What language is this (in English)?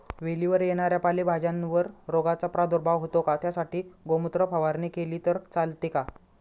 Marathi